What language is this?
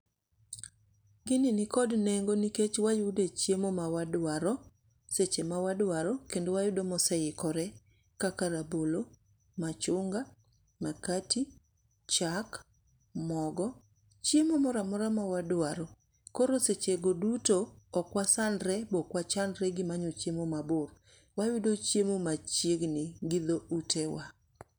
Luo (Kenya and Tanzania)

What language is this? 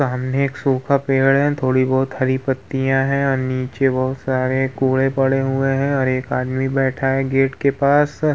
Hindi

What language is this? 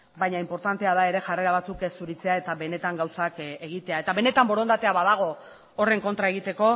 Basque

